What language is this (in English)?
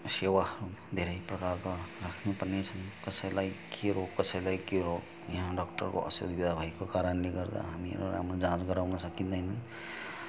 Nepali